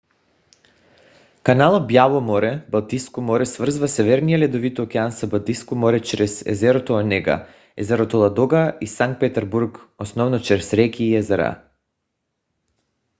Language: Bulgarian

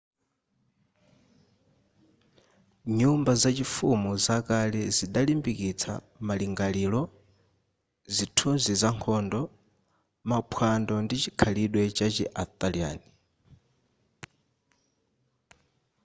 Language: Nyanja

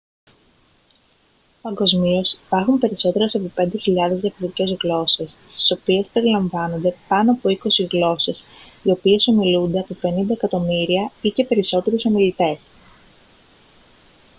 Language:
Greek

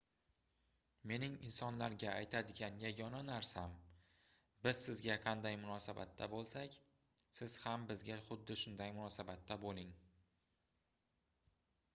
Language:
Uzbek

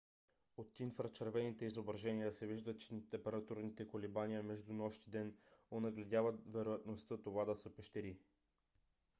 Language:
Bulgarian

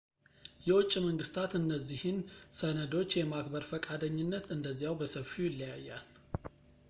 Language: Amharic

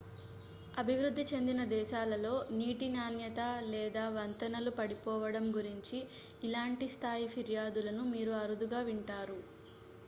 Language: Telugu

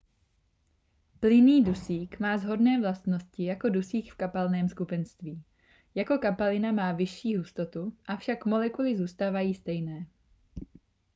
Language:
Czech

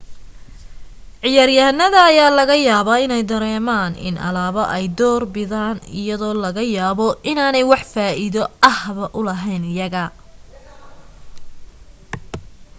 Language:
Somali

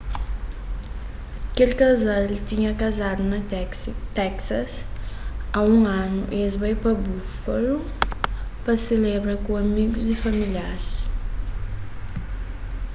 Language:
Kabuverdianu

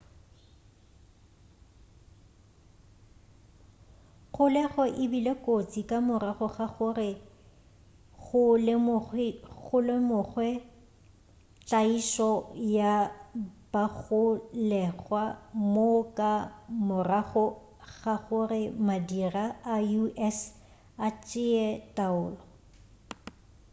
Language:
Northern Sotho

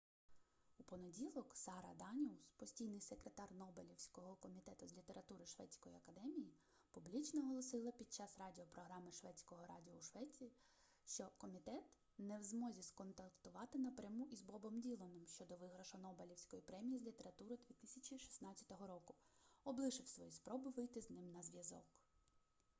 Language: Ukrainian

